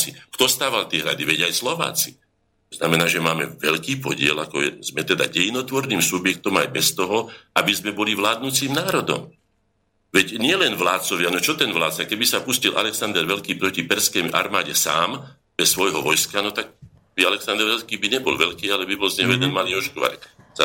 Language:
Slovak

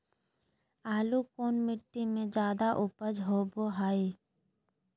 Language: Magahi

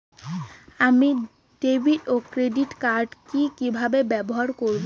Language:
Bangla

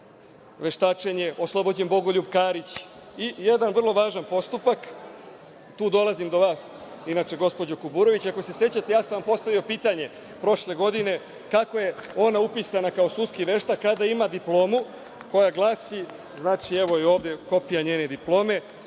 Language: Serbian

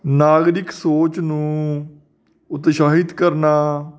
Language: Punjabi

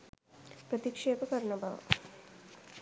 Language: Sinhala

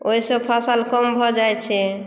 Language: Maithili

